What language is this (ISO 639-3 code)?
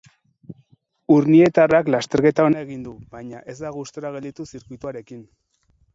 eus